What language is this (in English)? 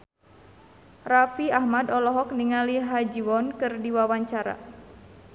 Sundanese